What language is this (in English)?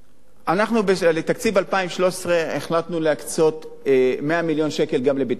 Hebrew